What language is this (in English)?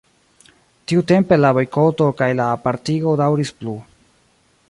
Esperanto